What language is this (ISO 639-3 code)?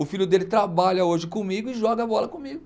por